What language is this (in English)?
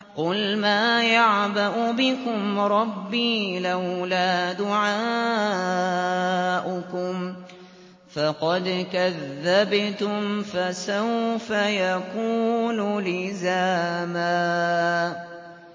Arabic